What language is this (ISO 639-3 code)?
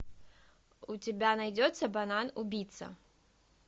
rus